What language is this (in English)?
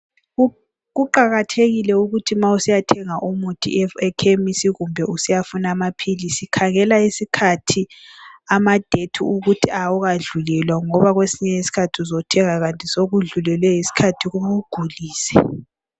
North Ndebele